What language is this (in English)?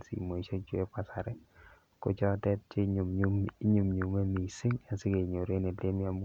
Kalenjin